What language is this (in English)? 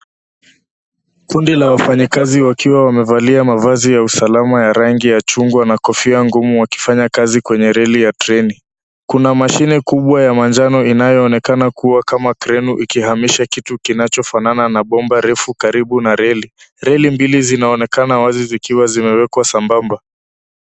Swahili